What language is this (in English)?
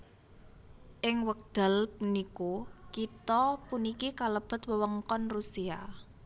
Javanese